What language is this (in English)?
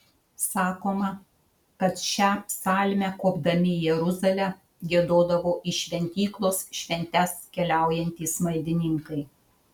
Lithuanian